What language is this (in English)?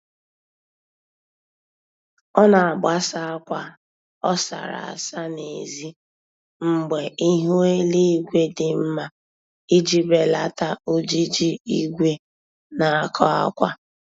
Igbo